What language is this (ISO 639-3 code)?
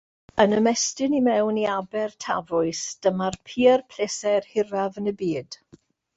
cym